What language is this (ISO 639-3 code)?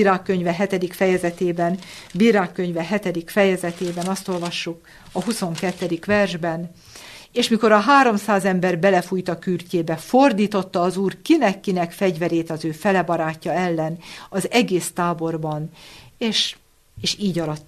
hun